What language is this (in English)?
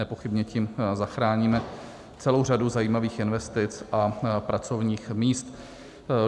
Czech